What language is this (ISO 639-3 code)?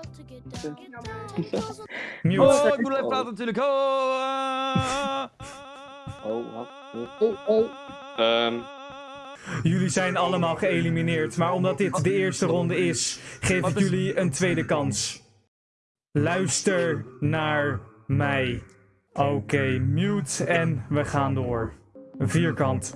nld